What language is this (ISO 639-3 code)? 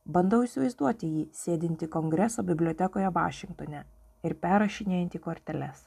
lit